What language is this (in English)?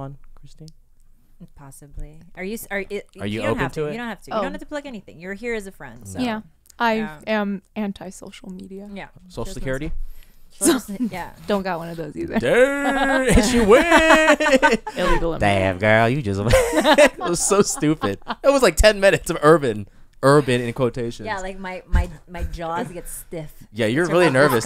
English